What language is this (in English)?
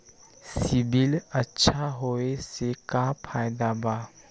Magahi